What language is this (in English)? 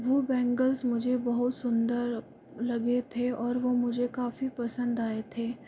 Hindi